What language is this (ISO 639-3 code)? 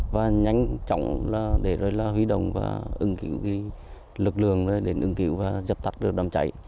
vie